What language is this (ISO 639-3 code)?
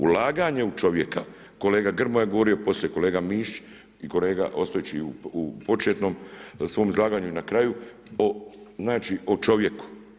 hrv